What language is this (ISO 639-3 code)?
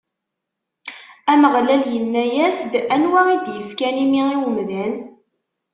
kab